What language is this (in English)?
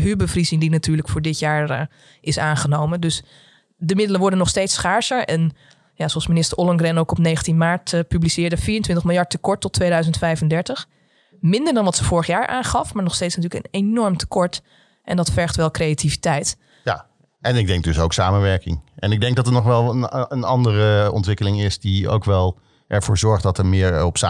Dutch